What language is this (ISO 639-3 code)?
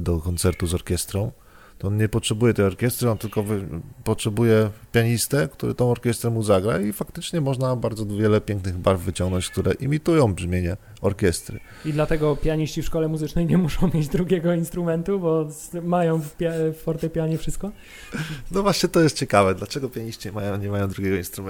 pol